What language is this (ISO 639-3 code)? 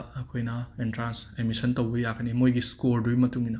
mni